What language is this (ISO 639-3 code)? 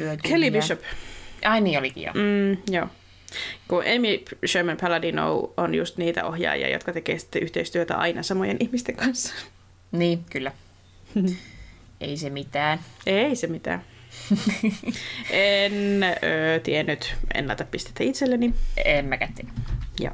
fin